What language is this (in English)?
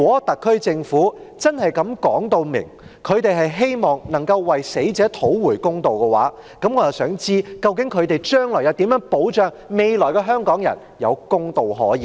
Cantonese